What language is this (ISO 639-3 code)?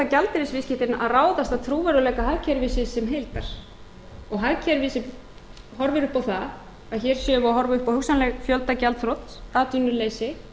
isl